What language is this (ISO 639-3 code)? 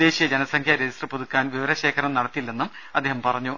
mal